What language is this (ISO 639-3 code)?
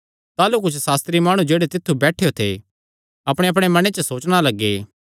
xnr